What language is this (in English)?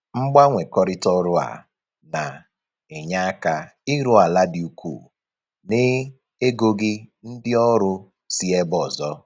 Igbo